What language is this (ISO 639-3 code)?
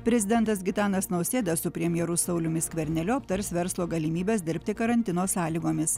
lit